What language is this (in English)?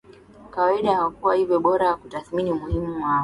Swahili